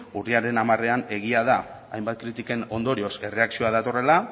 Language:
Basque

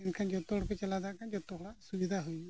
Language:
Santali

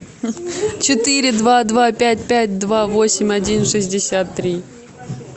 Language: Russian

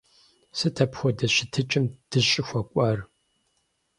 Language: Kabardian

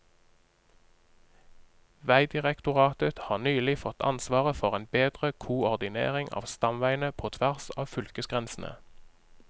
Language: Norwegian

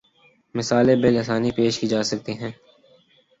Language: Urdu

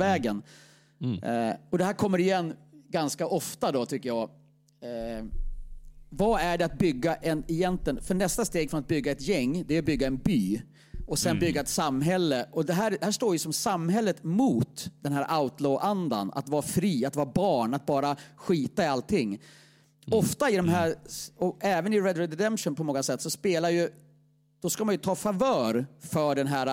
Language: Swedish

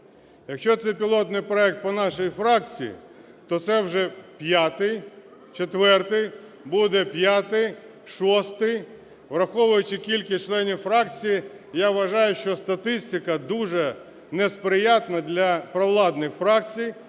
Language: Ukrainian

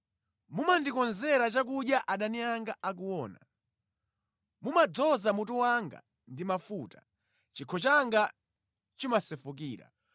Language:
Nyanja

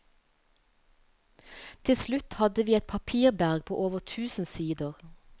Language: Norwegian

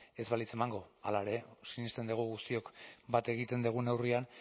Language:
Basque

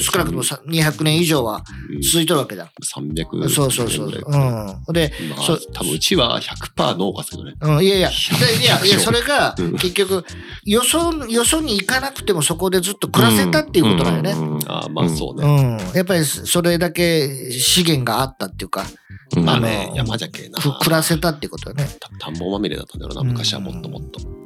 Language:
Japanese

